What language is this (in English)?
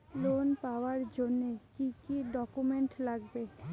Bangla